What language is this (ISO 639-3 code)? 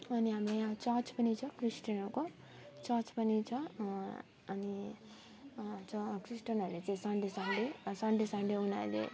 nep